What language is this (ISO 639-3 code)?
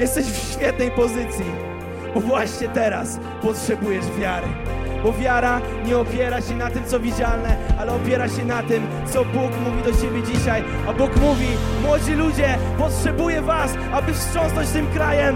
pol